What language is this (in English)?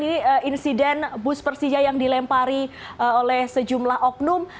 Indonesian